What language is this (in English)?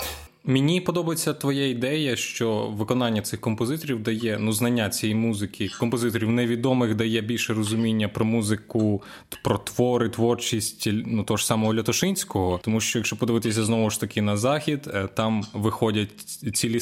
Ukrainian